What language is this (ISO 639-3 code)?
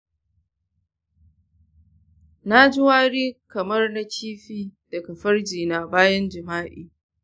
hau